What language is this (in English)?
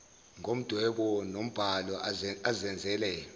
Zulu